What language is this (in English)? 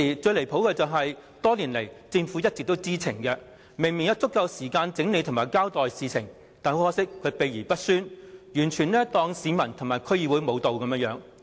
Cantonese